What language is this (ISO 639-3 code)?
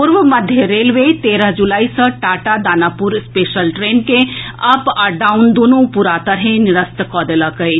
mai